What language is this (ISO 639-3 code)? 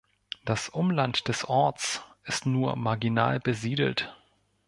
deu